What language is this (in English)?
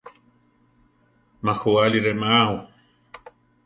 Central Tarahumara